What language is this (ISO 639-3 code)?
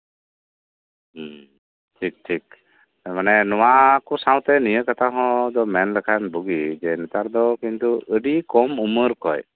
sat